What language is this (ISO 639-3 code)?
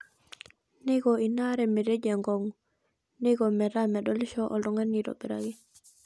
mas